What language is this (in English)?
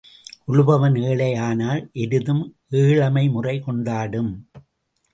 Tamil